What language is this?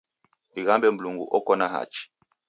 Taita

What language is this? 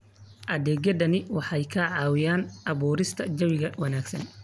Somali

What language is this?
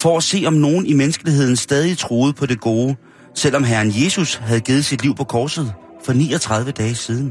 Danish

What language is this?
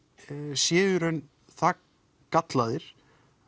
Icelandic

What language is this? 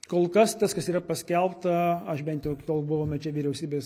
Lithuanian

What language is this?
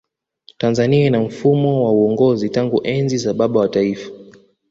Swahili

